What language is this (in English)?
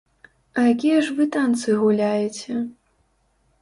Belarusian